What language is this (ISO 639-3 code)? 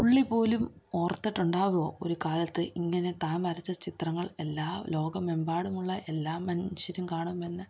mal